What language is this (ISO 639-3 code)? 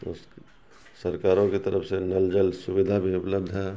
urd